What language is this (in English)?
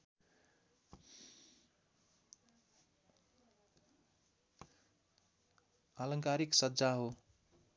Nepali